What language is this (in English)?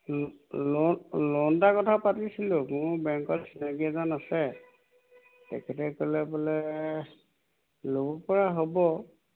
Assamese